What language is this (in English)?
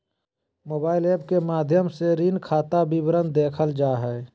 Magahi